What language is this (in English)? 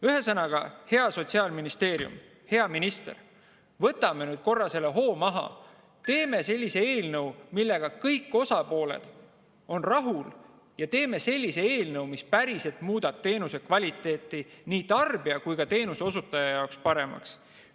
Estonian